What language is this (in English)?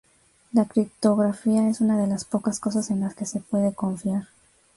Spanish